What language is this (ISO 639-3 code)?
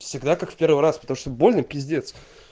rus